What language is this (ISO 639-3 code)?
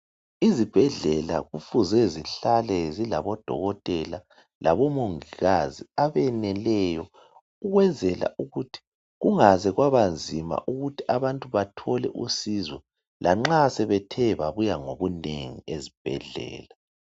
nde